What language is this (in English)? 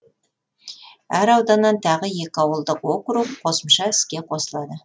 Kazakh